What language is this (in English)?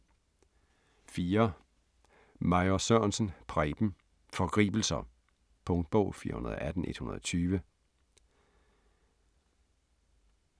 Danish